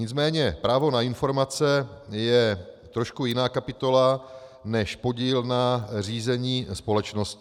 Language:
Czech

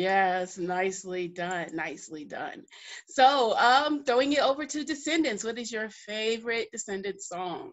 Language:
English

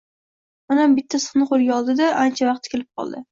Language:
Uzbek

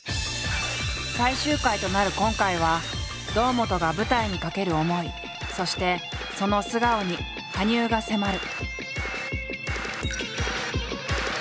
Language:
Japanese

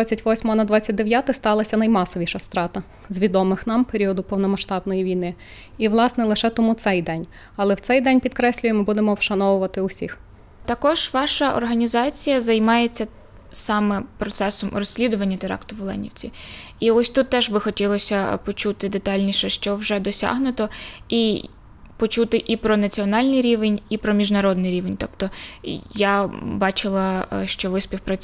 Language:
Ukrainian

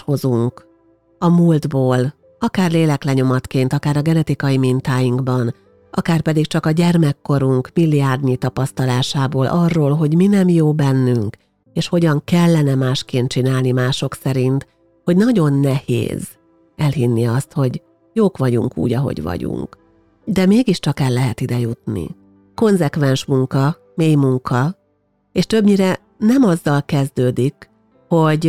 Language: Hungarian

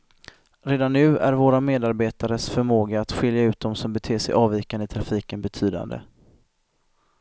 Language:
Swedish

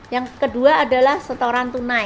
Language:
Indonesian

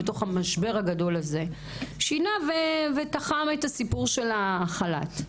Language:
Hebrew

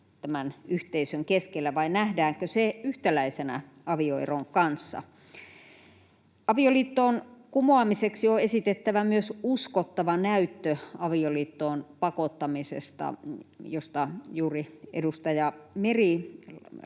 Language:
Finnish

